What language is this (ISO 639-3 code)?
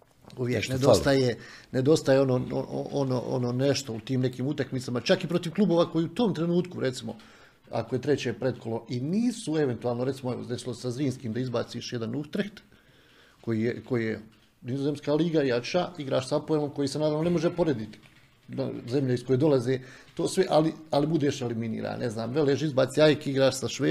hrv